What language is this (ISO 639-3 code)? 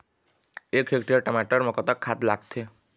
hne